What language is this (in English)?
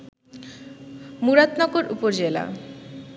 Bangla